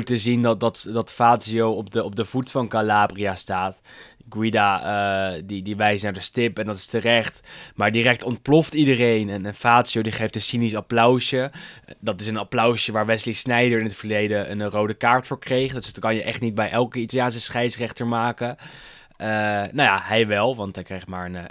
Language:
Dutch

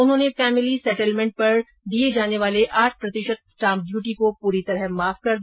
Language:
Hindi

